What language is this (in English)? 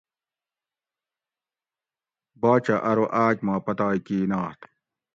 Gawri